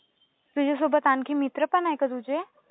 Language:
Marathi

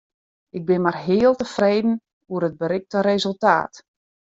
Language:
Western Frisian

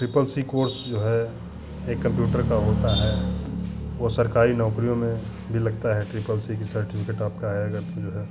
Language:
Hindi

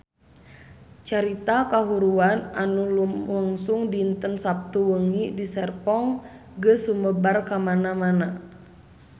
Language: Sundanese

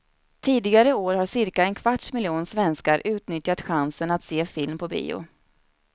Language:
Swedish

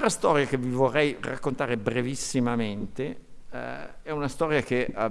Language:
Italian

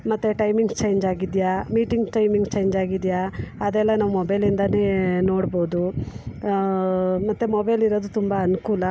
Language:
Kannada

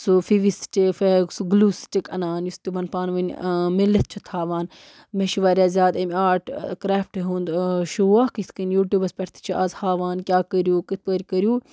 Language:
Kashmiri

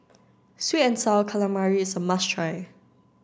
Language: English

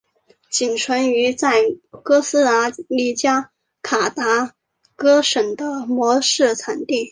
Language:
Chinese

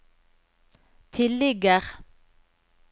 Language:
Norwegian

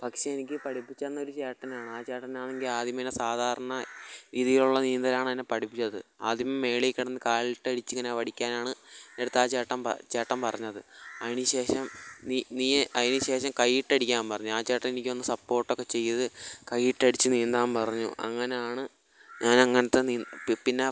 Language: Malayalam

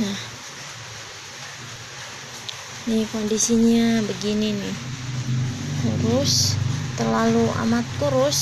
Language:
Indonesian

